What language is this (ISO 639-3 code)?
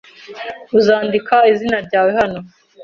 kin